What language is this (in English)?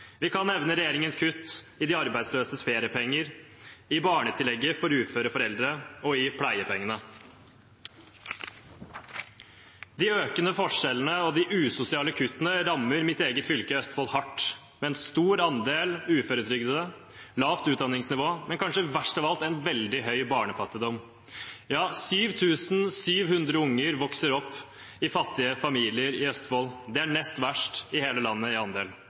Norwegian Bokmål